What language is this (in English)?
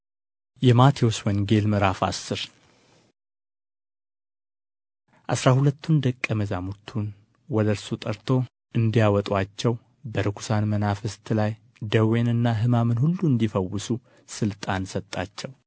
Amharic